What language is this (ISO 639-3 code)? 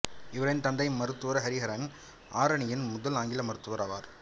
tam